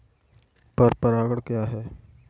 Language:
Hindi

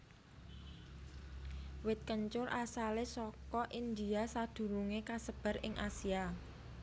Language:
Javanese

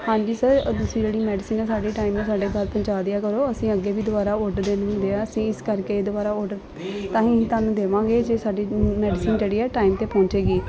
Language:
Punjabi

